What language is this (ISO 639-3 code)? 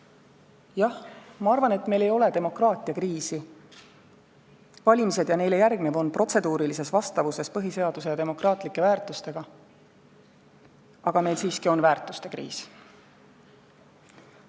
est